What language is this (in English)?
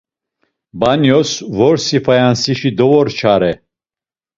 Laz